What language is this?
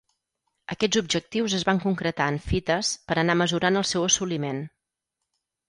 Catalan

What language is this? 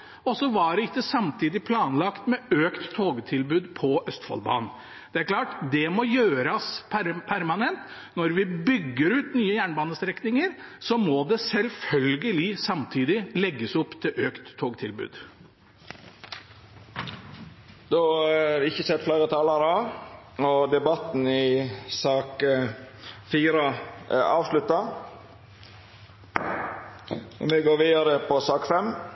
Norwegian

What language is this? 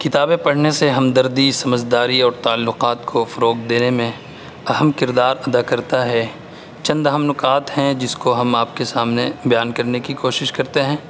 Urdu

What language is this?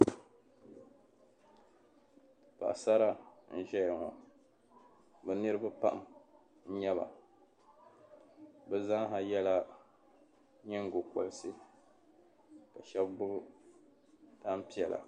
Dagbani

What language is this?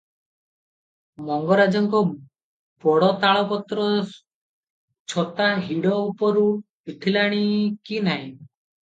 Odia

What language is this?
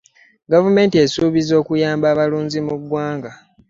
Ganda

